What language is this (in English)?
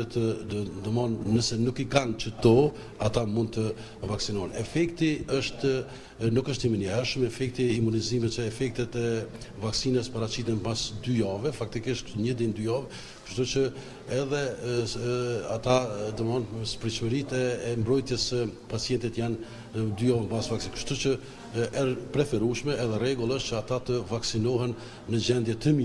Romanian